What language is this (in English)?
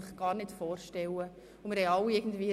Swiss German